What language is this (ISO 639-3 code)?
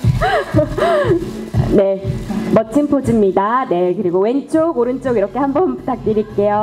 kor